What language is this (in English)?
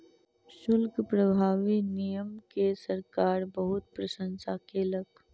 Maithili